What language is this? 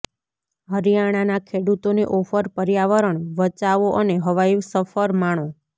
Gujarati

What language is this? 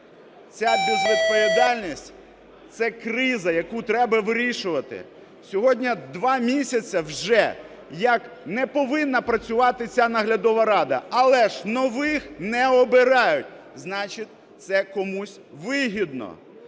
Ukrainian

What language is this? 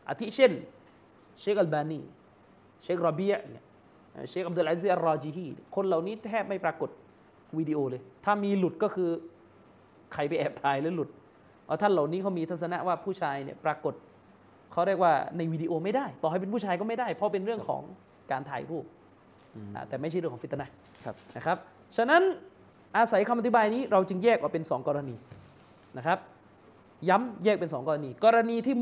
Thai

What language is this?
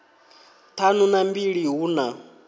Venda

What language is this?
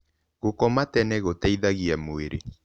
Kikuyu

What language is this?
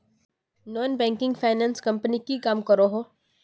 Magahi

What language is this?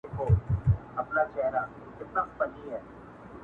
Pashto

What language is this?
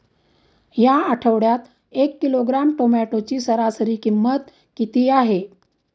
Marathi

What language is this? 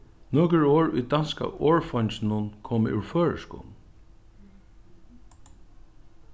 Faroese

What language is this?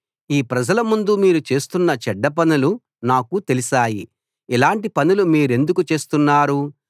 Telugu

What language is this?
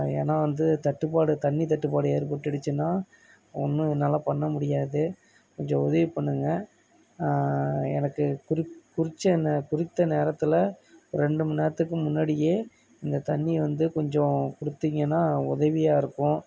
Tamil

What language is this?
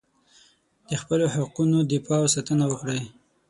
Pashto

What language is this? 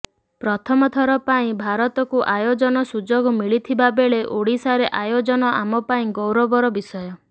Odia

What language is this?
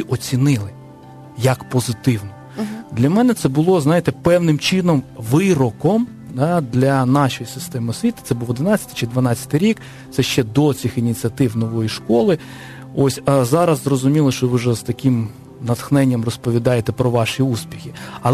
Ukrainian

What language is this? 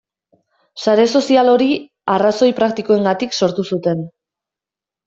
Basque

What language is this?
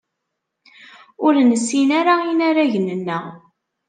Kabyle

